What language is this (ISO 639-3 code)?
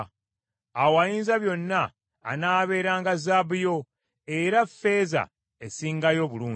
lug